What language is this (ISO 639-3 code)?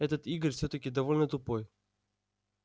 rus